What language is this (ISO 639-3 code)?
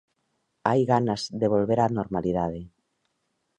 glg